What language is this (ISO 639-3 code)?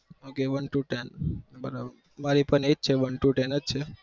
guj